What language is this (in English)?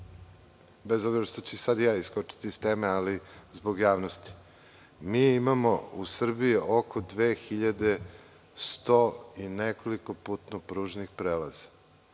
Serbian